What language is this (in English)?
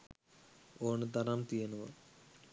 Sinhala